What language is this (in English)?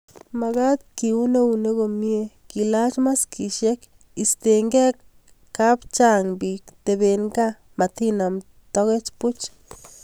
Kalenjin